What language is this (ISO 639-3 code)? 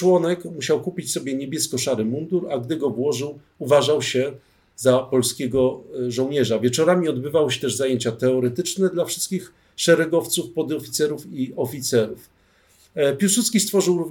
pol